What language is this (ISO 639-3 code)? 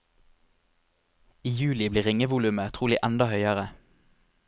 nor